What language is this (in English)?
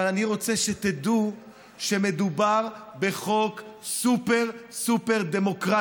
Hebrew